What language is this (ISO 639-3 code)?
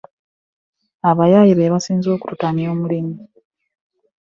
lug